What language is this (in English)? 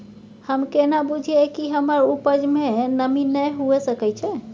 Maithili